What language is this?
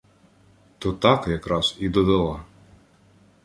Ukrainian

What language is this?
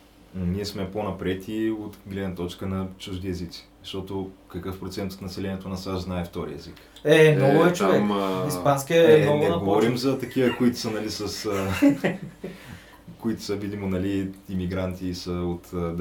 Bulgarian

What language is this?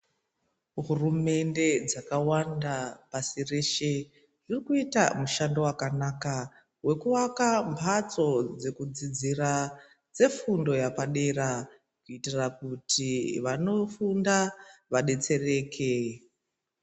Ndau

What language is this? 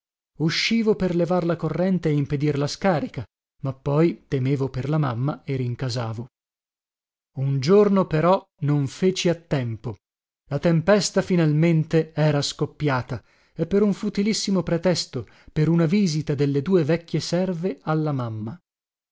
Italian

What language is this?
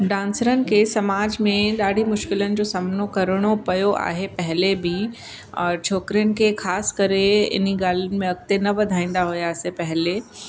Sindhi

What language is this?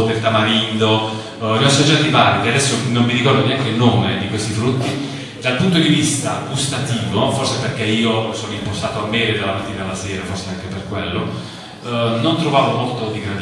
Italian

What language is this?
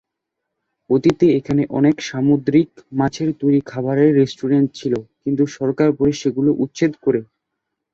Bangla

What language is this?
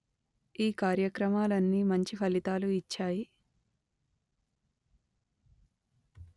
Telugu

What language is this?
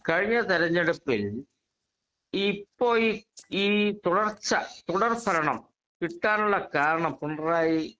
Malayalam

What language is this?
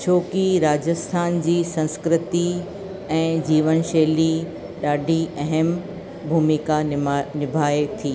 Sindhi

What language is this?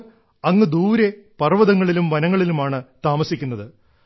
Malayalam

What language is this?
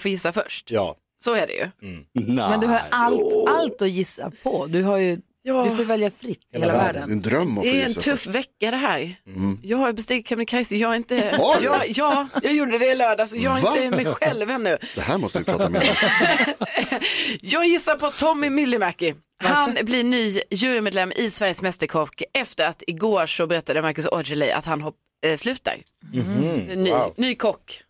Swedish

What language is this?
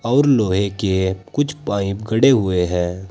Hindi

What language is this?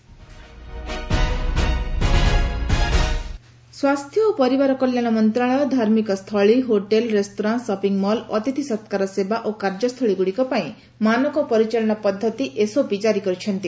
Odia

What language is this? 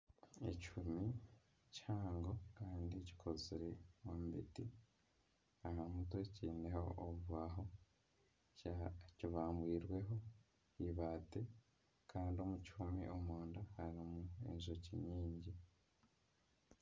Nyankole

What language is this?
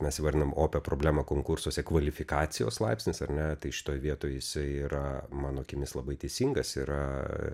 Lithuanian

